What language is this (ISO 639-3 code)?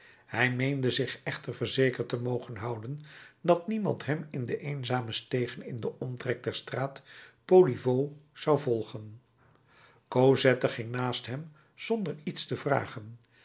nld